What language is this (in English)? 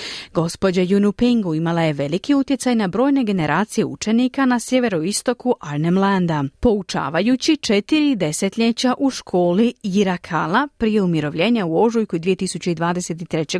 Croatian